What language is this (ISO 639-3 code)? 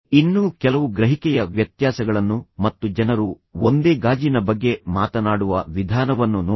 kan